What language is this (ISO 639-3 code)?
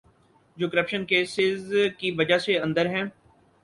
urd